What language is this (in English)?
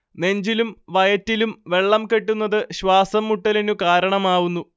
Malayalam